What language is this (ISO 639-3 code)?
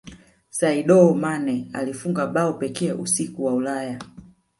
swa